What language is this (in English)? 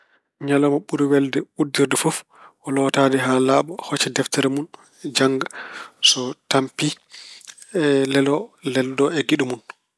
Fula